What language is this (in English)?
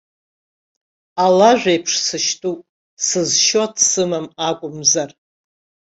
Abkhazian